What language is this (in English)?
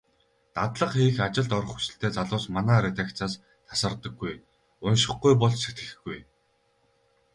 Mongolian